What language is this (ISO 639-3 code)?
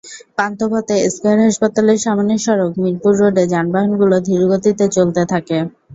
ben